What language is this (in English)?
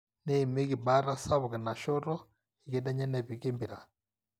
Masai